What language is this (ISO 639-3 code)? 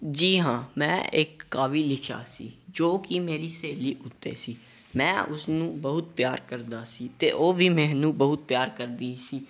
pan